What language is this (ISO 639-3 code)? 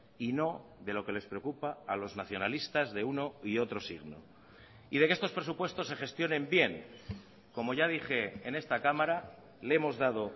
spa